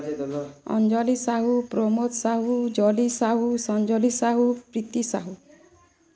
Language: Odia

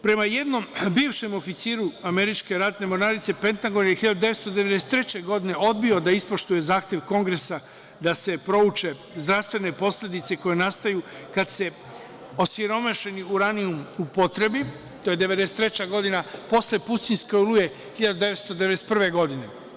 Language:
Serbian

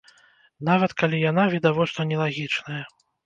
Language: Belarusian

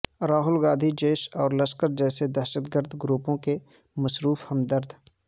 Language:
Urdu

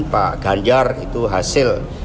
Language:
Indonesian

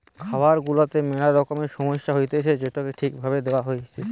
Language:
Bangla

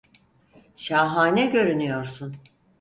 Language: Turkish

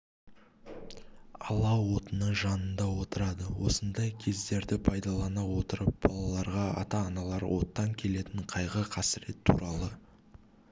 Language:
Kazakh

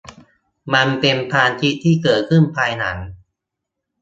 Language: Thai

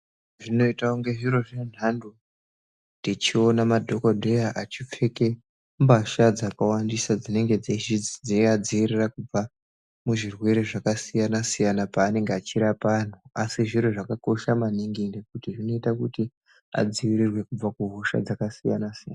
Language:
Ndau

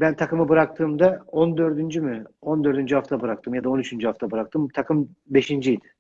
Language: Turkish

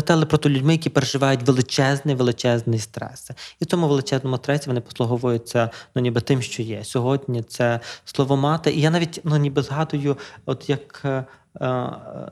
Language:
Ukrainian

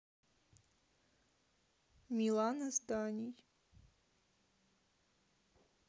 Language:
Russian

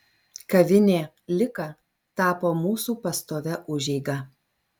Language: Lithuanian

